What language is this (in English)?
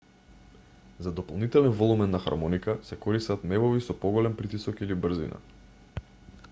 Macedonian